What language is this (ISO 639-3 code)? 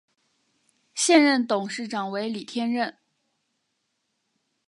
zho